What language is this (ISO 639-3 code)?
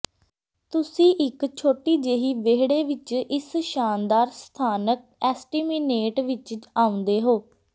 pan